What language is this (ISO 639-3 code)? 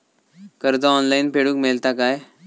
mar